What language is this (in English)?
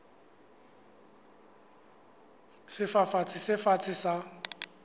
Southern Sotho